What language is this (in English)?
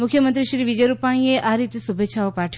Gujarati